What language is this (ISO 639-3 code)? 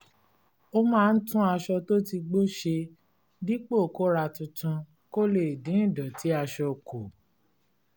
yor